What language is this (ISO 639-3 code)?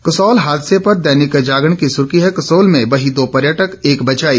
hin